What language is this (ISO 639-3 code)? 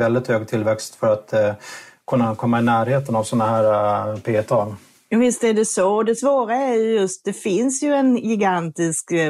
swe